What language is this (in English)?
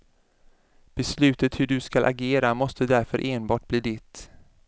Swedish